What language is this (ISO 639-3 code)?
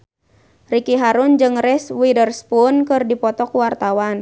sun